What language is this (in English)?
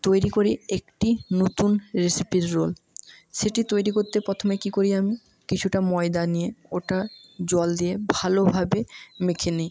Bangla